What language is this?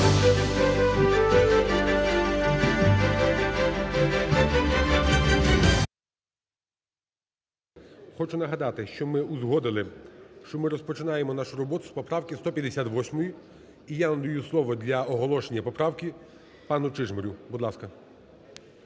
Ukrainian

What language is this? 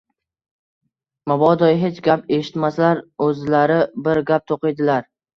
Uzbek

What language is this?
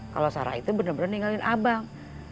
Indonesian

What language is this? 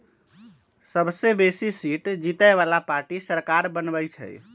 Magahi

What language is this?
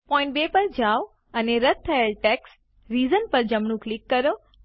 Gujarati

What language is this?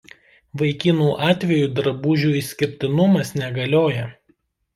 Lithuanian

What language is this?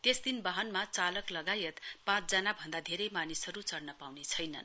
Nepali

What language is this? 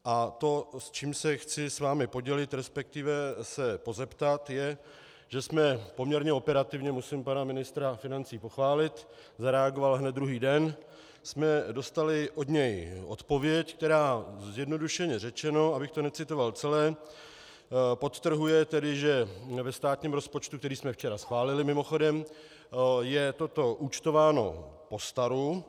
Czech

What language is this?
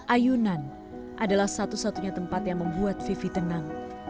Indonesian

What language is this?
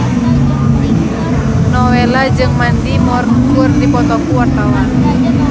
Sundanese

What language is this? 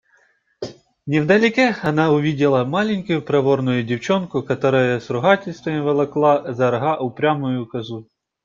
Russian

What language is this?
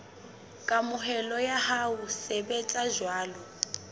Southern Sotho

